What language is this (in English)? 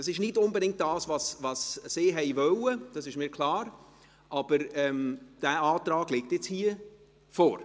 Swiss German